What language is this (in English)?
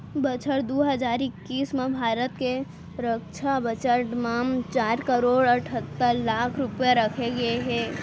Chhattisgarhi